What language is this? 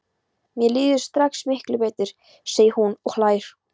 Icelandic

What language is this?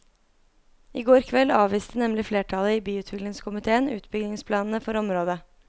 Norwegian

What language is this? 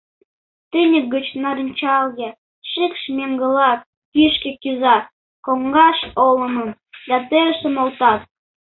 Mari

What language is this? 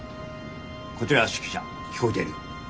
Japanese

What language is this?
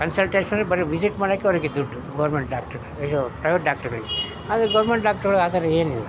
Kannada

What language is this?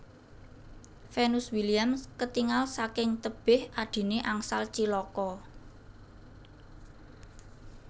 Javanese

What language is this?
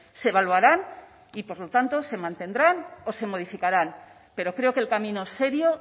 Spanish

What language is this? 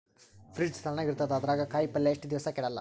Kannada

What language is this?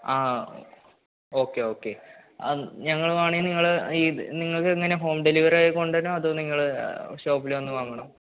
Malayalam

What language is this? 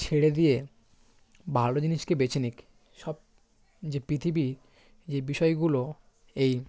Bangla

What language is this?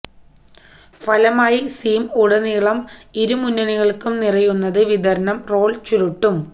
Malayalam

